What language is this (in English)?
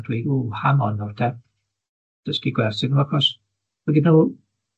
Welsh